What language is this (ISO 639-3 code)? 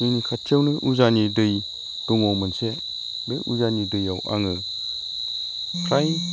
brx